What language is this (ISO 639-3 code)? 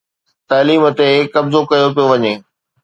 snd